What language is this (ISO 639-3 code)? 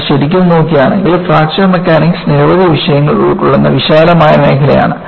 mal